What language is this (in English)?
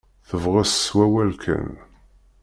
Kabyle